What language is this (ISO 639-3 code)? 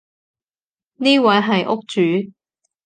yue